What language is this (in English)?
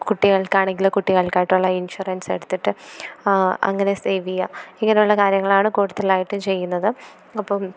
Malayalam